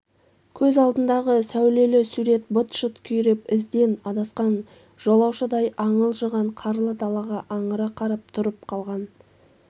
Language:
Kazakh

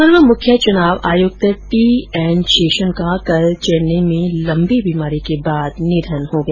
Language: Hindi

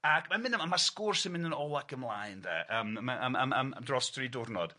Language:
Welsh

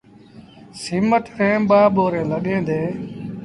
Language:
Sindhi Bhil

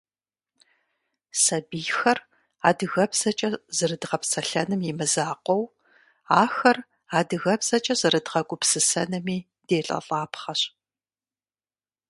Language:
Kabardian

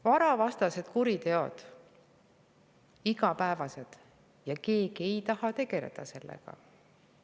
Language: Estonian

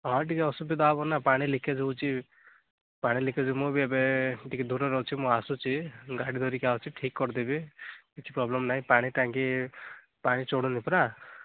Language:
Odia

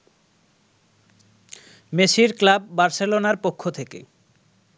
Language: Bangla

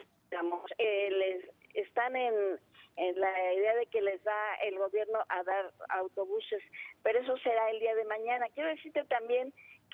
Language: Spanish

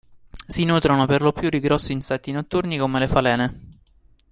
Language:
Italian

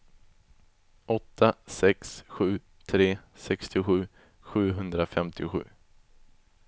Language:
Swedish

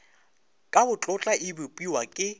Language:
Northern Sotho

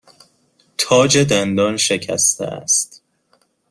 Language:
Persian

